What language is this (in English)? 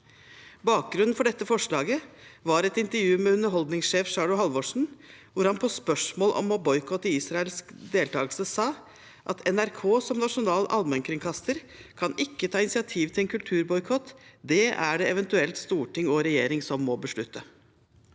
Norwegian